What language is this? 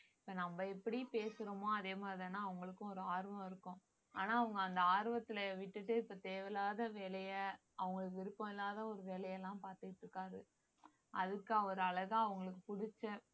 Tamil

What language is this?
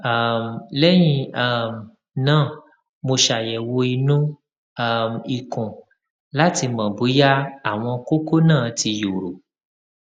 Yoruba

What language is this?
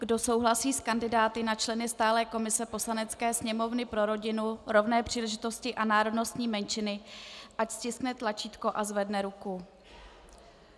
Czech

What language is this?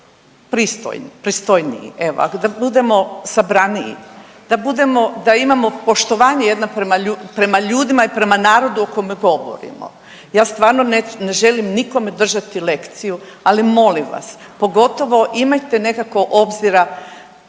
Croatian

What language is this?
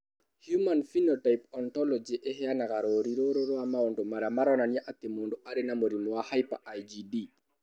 Kikuyu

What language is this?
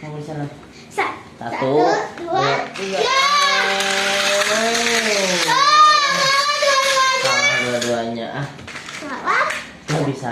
Indonesian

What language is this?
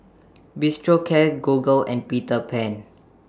English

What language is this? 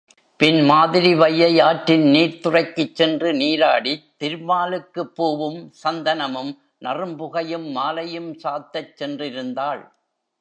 Tamil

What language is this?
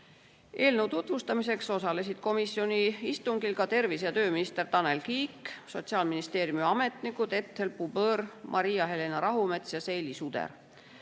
Estonian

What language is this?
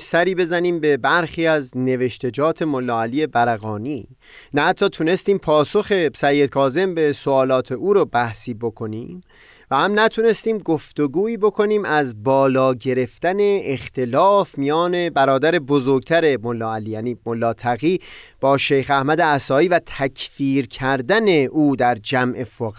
Persian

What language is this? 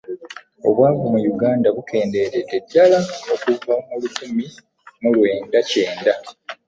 Ganda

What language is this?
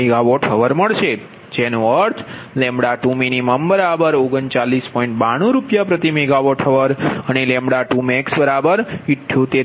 Gujarati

